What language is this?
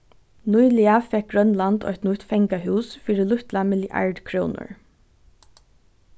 Faroese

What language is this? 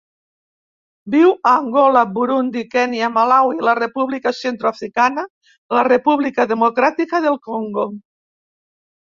Catalan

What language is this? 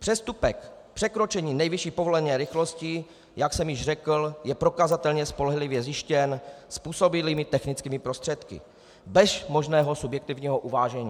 Czech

